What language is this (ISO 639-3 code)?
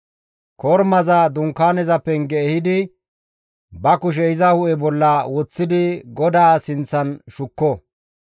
gmv